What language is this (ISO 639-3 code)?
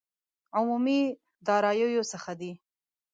pus